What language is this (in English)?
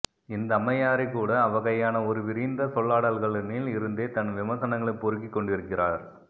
Tamil